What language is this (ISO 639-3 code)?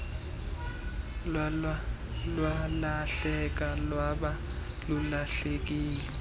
xho